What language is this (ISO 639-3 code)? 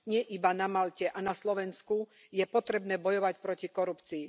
slk